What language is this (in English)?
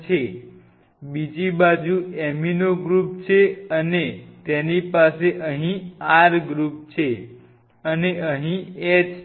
Gujarati